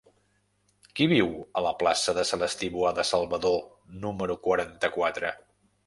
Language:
Catalan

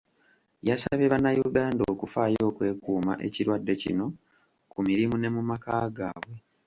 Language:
Ganda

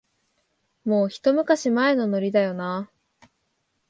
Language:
Japanese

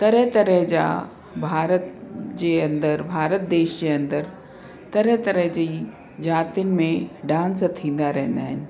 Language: Sindhi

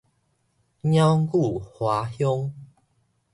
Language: Min Nan Chinese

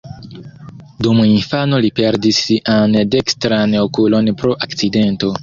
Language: Esperanto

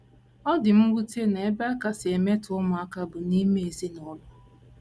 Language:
Igbo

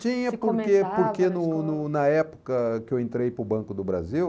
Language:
Portuguese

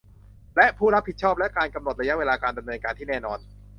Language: Thai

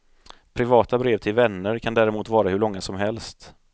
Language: Swedish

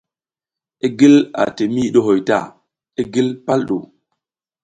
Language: South Giziga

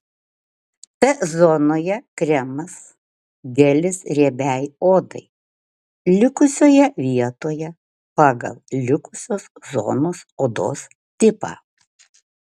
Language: Lithuanian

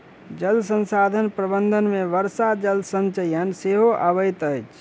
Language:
Maithili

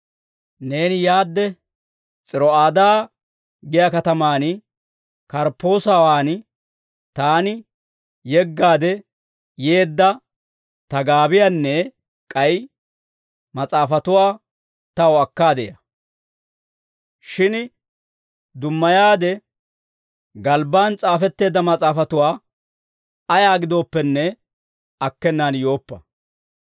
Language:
Dawro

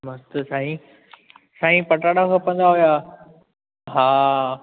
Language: Sindhi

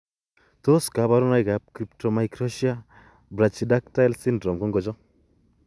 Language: Kalenjin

